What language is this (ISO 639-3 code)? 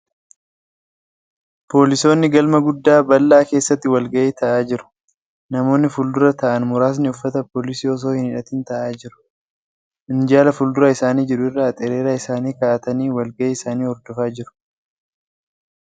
orm